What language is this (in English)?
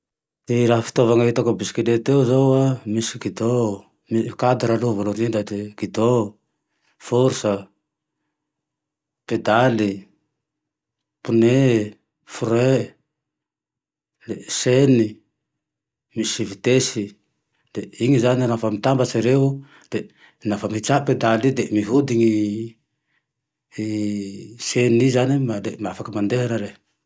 Tandroy-Mahafaly Malagasy